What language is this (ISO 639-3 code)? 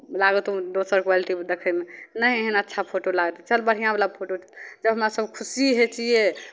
mai